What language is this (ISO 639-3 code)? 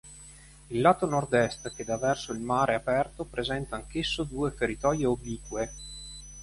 ita